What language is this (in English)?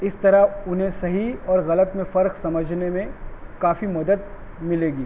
Urdu